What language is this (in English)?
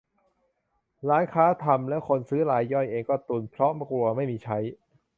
Thai